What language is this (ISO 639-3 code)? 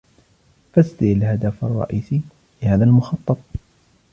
ara